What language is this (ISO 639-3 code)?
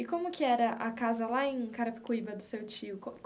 por